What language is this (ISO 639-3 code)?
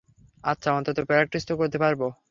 ben